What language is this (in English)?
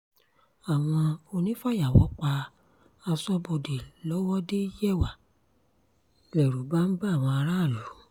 Yoruba